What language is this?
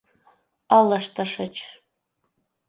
Mari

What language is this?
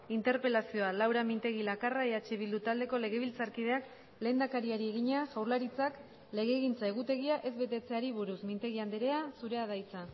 Basque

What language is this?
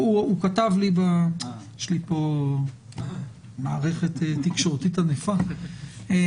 Hebrew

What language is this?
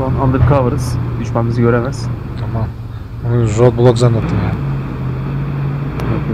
Turkish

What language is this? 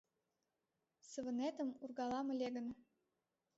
Mari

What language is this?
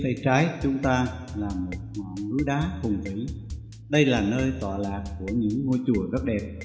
Vietnamese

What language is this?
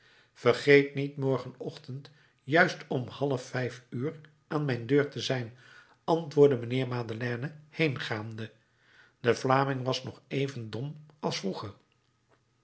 Dutch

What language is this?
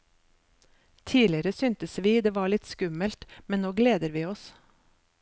Norwegian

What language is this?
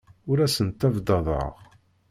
Kabyle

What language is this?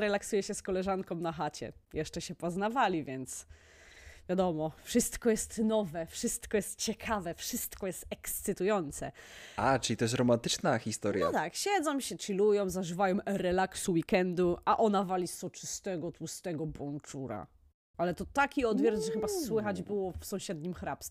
Polish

